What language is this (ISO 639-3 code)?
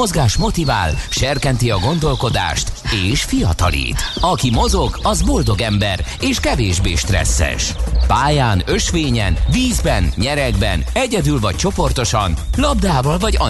hun